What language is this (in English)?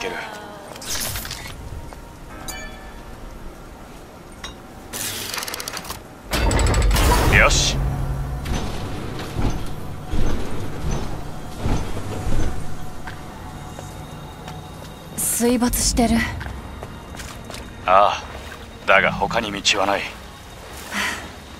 Japanese